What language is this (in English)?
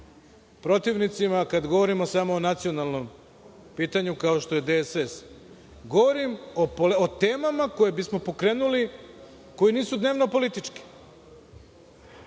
Serbian